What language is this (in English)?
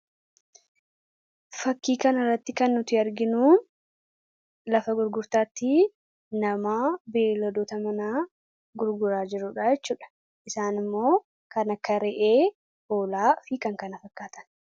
Oromo